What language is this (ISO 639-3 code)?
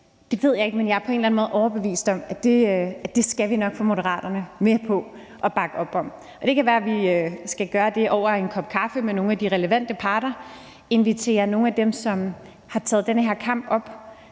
dan